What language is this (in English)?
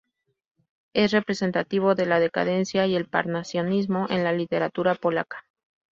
Spanish